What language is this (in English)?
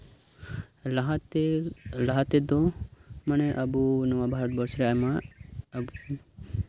Santali